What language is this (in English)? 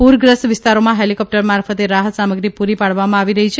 Gujarati